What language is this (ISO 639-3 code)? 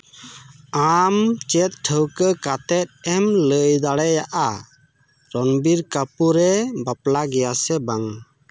sat